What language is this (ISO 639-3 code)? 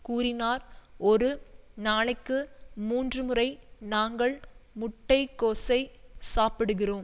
tam